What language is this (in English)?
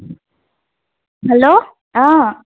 Assamese